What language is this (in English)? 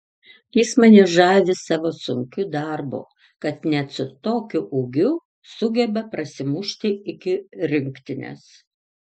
Lithuanian